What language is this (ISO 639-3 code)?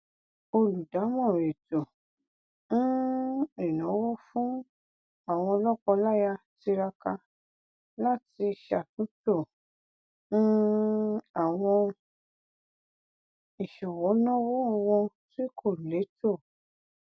yor